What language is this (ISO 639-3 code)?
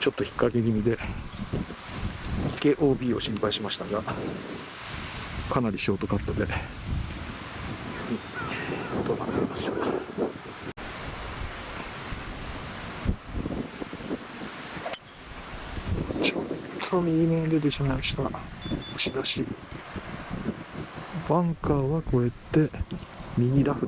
jpn